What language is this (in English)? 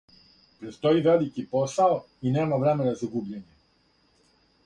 Serbian